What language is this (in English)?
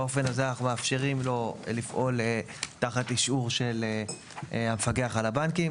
Hebrew